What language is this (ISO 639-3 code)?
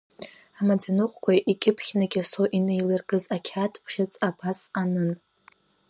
abk